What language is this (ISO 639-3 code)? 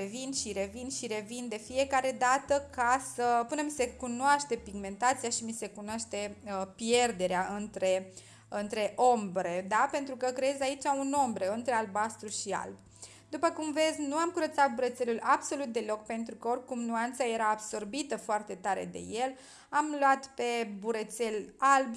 ron